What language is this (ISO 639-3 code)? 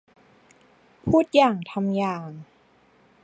tha